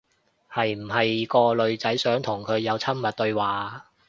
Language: Cantonese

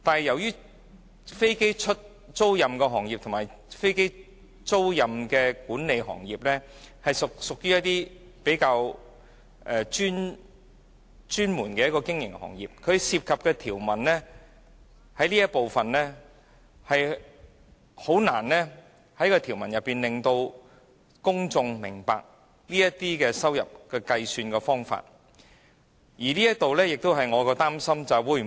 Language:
Cantonese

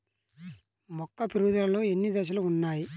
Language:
Telugu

